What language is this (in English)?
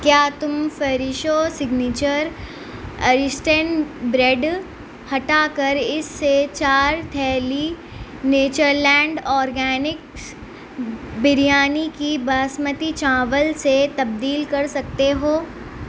Urdu